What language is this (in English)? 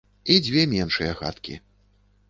Belarusian